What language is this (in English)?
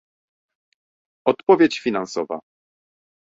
Polish